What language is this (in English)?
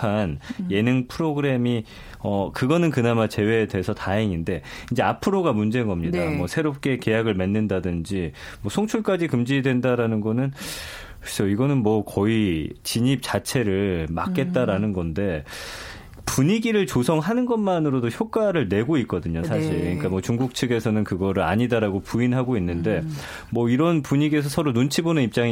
Korean